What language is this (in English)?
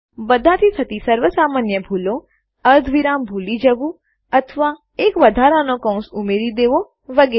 Gujarati